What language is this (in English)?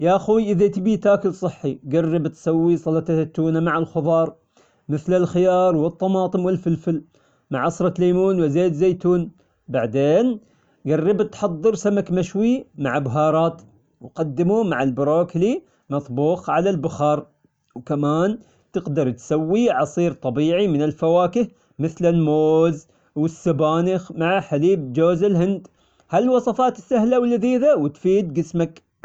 Omani Arabic